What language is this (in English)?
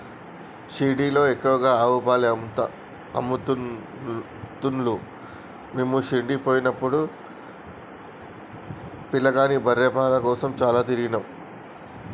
Telugu